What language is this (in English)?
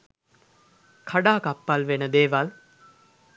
Sinhala